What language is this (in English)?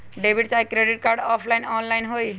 Magahi